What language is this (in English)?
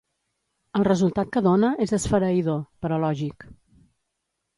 Catalan